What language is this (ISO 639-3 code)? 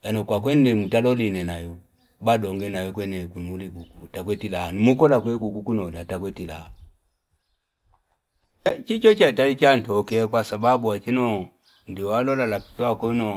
fip